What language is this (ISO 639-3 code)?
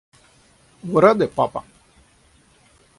rus